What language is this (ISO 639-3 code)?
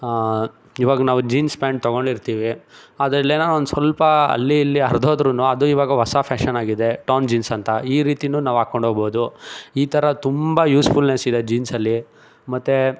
kan